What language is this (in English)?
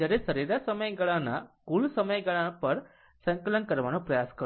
Gujarati